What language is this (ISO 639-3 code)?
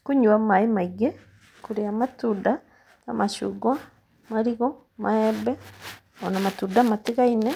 kik